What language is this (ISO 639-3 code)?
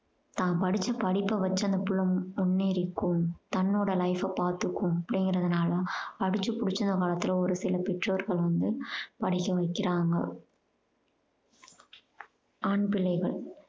tam